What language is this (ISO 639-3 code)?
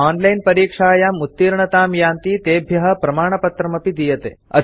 san